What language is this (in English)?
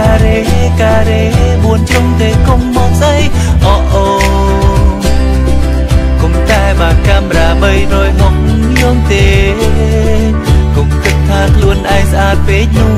Vietnamese